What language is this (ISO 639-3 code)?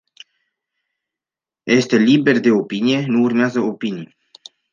ron